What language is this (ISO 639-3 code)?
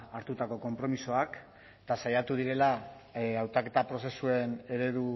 eus